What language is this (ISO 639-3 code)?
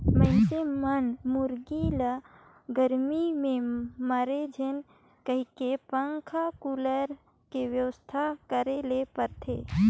hne